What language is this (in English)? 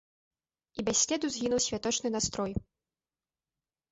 Belarusian